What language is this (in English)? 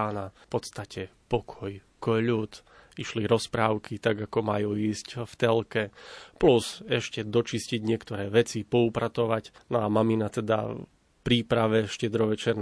Slovak